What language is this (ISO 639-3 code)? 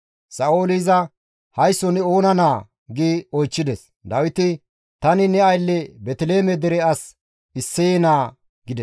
gmv